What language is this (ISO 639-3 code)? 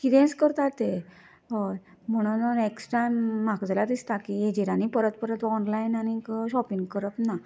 kok